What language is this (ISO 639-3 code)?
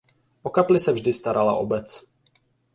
ces